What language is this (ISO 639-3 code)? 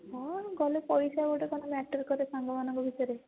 ori